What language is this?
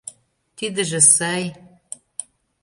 Mari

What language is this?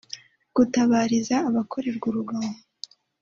Kinyarwanda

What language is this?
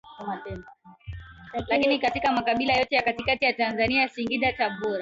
Swahili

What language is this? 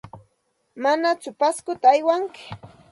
Santa Ana de Tusi Pasco Quechua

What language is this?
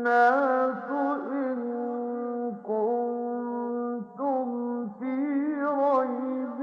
Arabic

